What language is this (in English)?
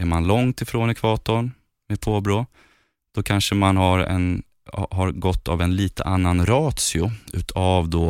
Swedish